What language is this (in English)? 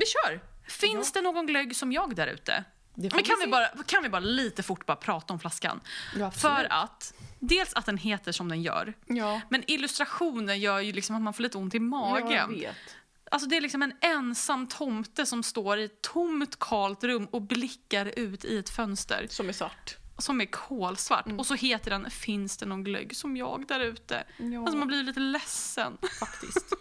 Swedish